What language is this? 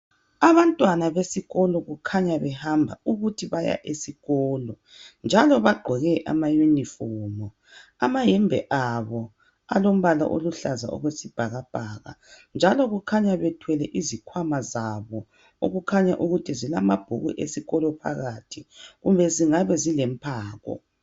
North Ndebele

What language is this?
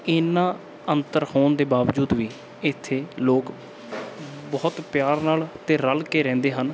Punjabi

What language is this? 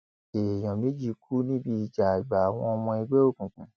Yoruba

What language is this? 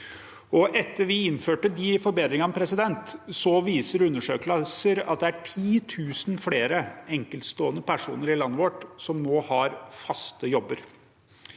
Norwegian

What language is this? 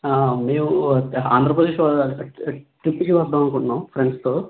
Telugu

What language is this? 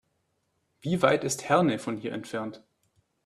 German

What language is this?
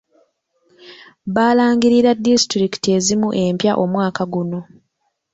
Ganda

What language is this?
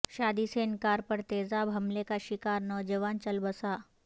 Urdu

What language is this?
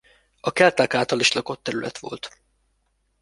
Hungarian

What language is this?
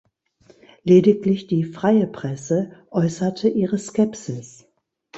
German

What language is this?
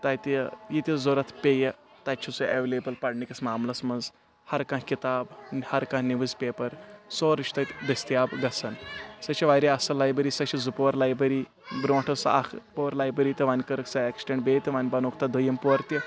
Kashmiri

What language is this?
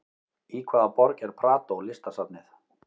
Icelandic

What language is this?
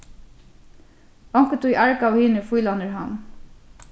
Faroese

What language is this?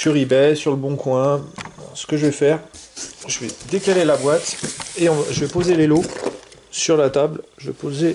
French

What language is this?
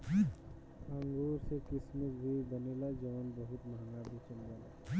Bhojpuri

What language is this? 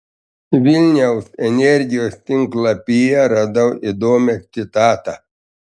Lithuanian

